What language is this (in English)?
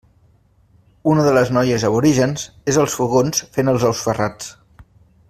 Catalan